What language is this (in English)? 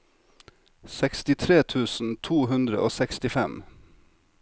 Norwegian